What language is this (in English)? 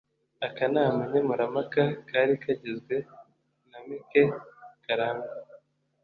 Kinyarwanda